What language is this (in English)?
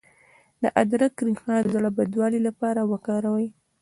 Pashto